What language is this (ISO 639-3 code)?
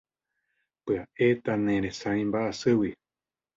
grn